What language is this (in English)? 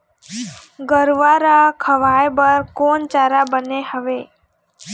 Chhattisgarhi